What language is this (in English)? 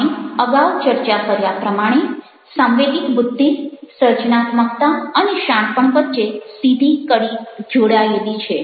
Gujarati